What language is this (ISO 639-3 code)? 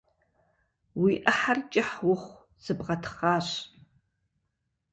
kbd